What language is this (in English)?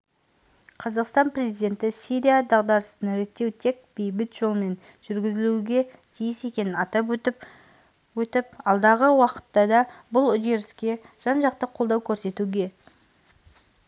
Kazakh